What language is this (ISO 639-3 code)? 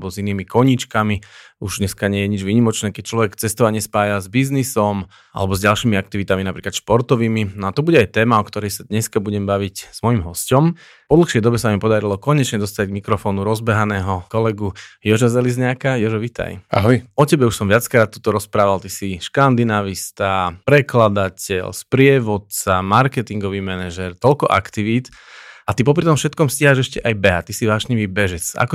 slk